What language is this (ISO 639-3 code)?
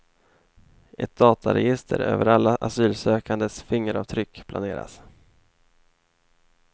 swe